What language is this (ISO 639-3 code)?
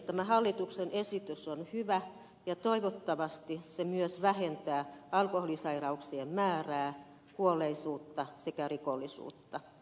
fin